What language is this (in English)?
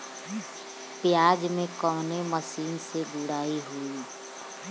Bhojpuri